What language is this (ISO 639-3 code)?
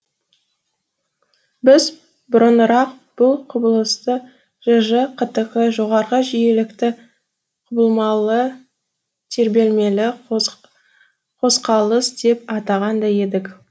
kaz